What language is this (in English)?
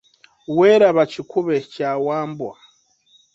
Ganda